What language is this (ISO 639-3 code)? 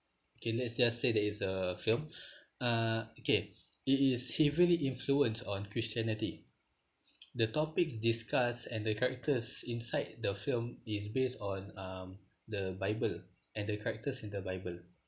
eng